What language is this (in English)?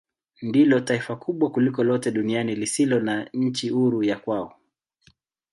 Swahili